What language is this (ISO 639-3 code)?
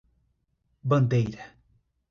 por